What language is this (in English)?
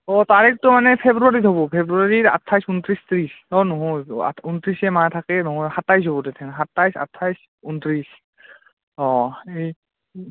Assamese